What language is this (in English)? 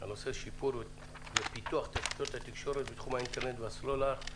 Hebrew